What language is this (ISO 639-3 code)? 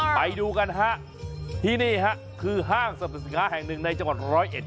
tha